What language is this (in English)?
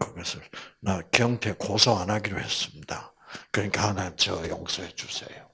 Korean